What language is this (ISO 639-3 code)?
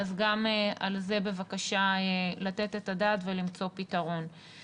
heb